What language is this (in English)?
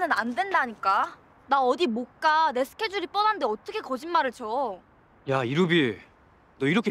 Korean